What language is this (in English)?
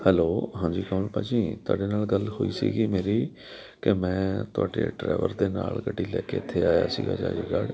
Punjabi